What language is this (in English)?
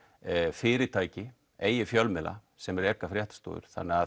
Icelandic